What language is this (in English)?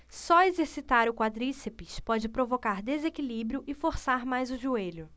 Portuguese